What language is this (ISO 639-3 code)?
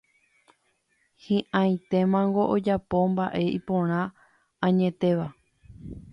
grn